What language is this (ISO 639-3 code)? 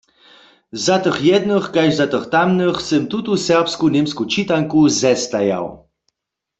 hsb